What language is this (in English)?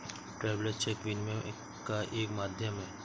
Hindi